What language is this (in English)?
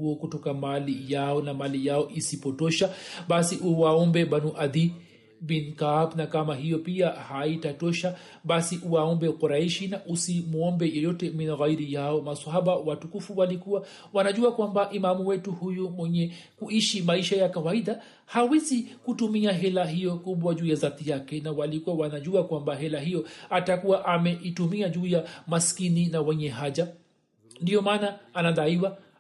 Swahili